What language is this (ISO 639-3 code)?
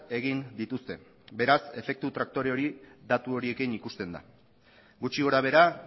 eus